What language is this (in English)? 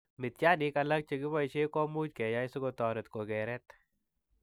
Kalenjin